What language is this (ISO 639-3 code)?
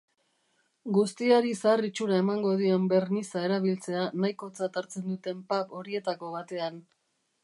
eus